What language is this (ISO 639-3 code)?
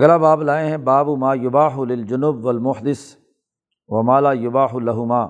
urd